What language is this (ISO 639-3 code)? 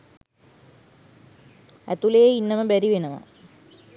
sin